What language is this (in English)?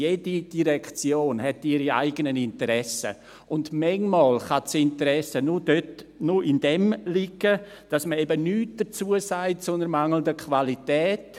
Swiss German